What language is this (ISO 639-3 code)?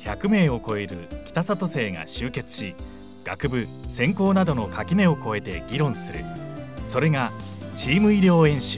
jpn